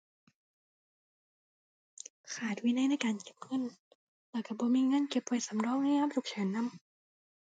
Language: Thai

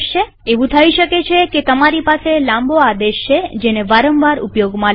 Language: Gujarati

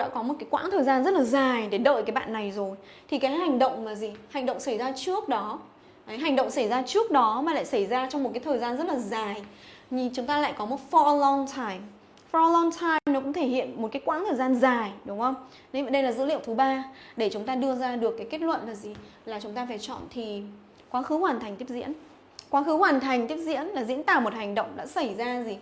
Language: Vietnamese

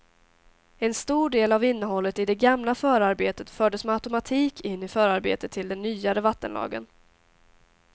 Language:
Swedish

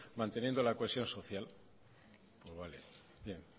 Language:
Spanish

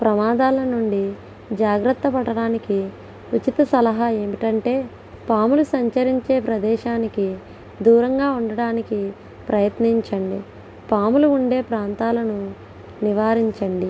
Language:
Telugu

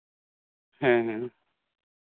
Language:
Santali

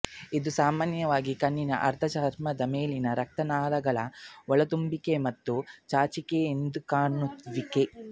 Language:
Kannada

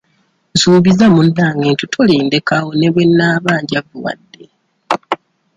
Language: Ganda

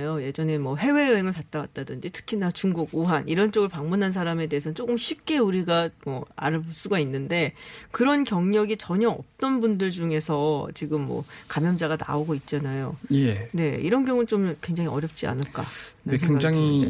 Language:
Korean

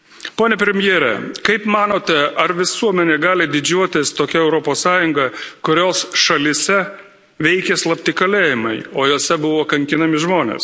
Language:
Lithuanian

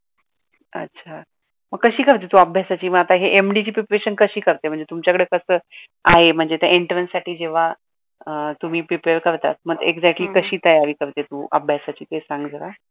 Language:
Marathi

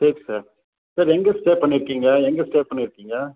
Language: Tamil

